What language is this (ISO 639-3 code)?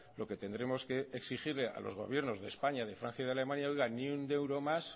spa